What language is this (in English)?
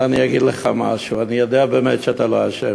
Hebrew